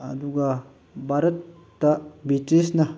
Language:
Manipuri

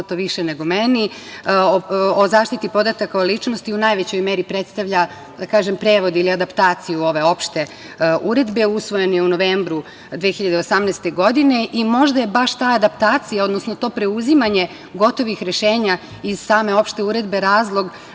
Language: Serbian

